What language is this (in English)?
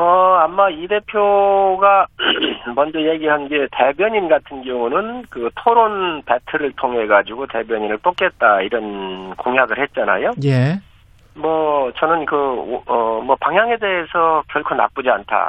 Korean